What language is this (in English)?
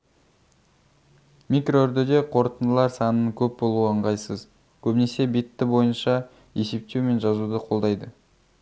Kazakh